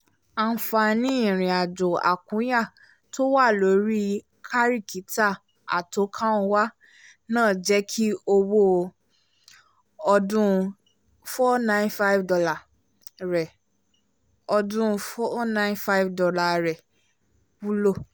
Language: Yoruba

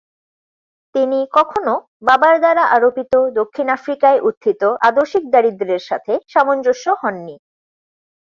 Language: Bangla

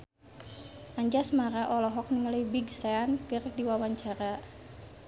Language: Sundanese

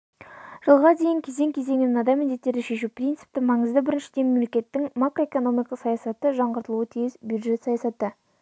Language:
Kazakh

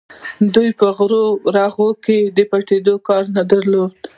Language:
Pashto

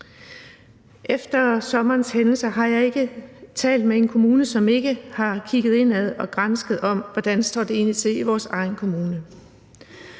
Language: Danish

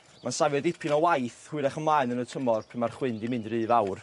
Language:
Welsh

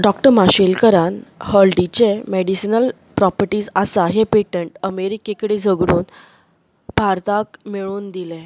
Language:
Konkani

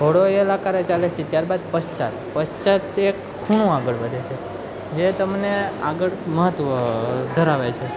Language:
Gujarati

